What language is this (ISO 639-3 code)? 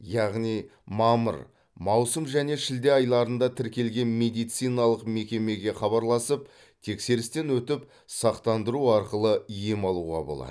kaz